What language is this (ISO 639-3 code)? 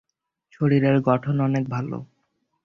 ben